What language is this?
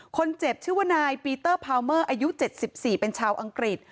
Thai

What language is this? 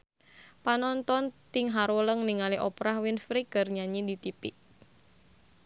Sundanese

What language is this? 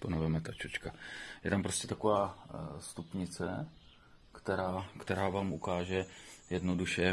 Czech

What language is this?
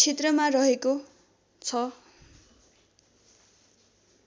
Nepali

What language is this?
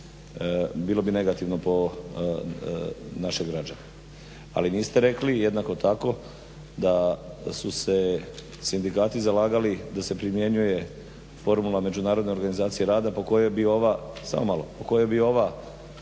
Croatian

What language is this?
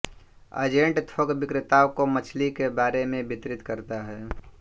Hindi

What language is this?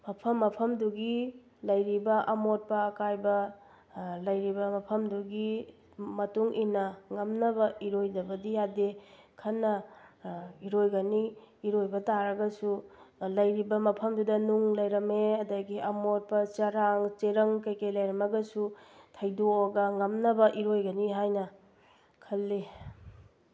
Manipuri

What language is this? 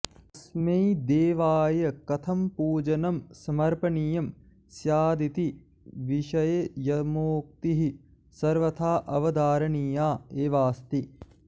Sanskrit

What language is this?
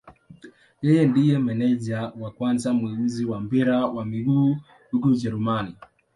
Swahili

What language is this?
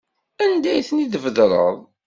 Kabyle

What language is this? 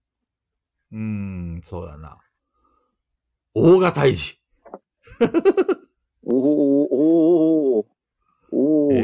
Japanese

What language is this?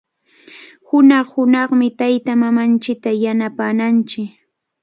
Cajatambo North Lima Quechua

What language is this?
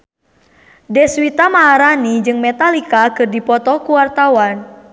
Sundanese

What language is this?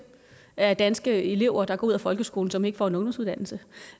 Danish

